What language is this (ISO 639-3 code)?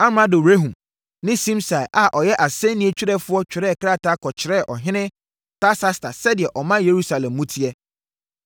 aka